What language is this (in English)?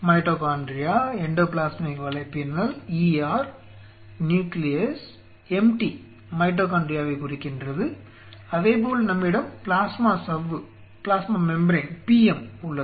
Tamil